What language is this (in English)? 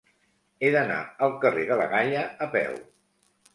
Catalan